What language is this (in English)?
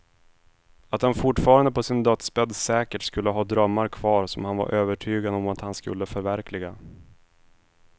Swedish